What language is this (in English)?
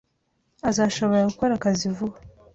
Kinyarwanda